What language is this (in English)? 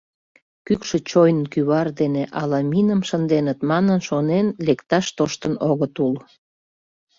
Mari